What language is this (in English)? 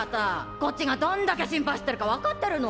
Japanese